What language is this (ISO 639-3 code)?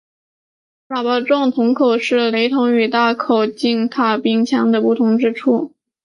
zho